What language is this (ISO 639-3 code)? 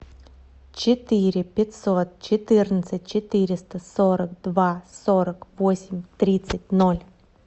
rus